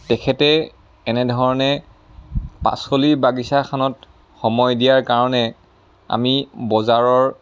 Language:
Assamese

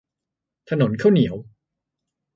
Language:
Thai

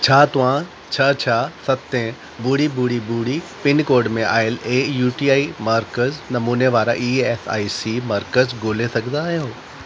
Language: Sindhi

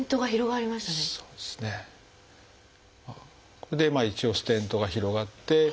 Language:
Japanese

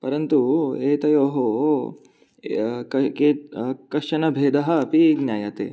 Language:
Sanskrit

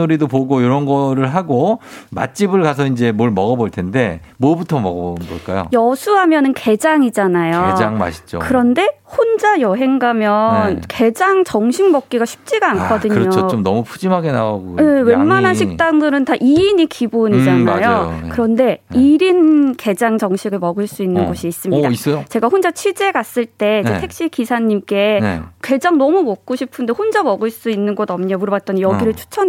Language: Korean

